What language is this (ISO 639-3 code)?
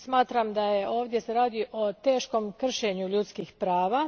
hrv